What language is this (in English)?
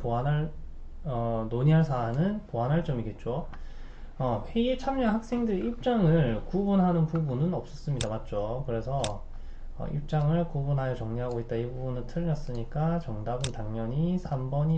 Korean